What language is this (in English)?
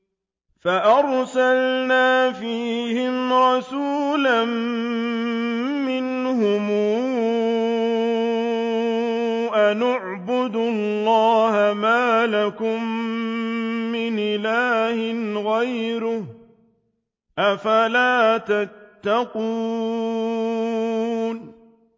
Arabic